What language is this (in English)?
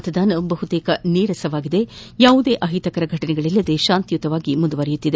Kannada